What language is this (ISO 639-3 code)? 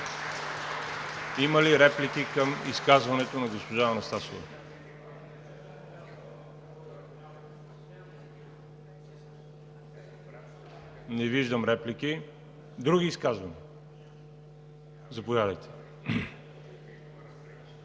bul